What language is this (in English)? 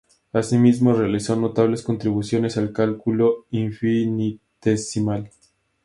Spanish